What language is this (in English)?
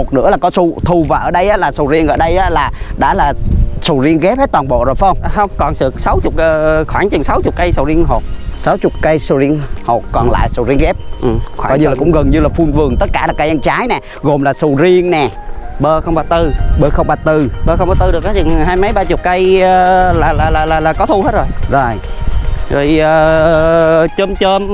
Vietnamese